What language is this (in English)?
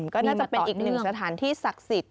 Thai